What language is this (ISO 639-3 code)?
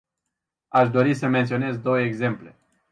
ron